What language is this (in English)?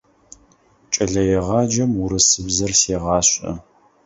Adyghe